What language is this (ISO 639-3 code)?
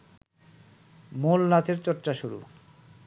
ben